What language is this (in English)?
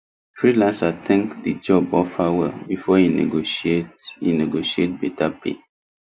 Nigerian Pidgin